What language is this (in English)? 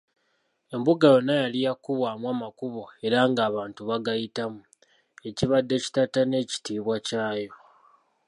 Ganda